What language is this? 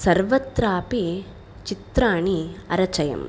Sanskrit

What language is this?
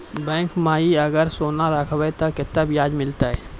Maithili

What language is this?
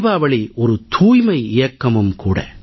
Tamil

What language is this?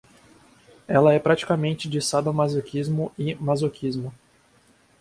Portuguese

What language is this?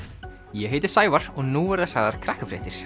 Icelandic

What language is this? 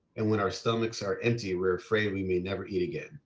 English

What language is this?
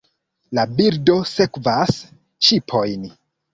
Esperanto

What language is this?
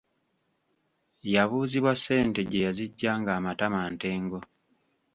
Ganda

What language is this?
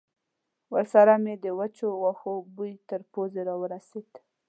Pashto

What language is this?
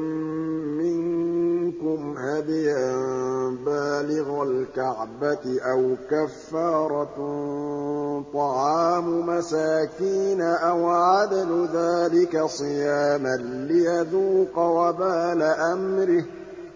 Arabic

